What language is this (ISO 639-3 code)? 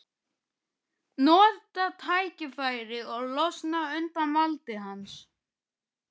isl